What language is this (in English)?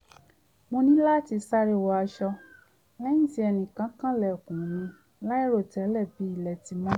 Yoruba